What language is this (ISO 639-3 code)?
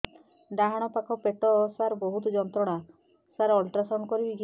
ori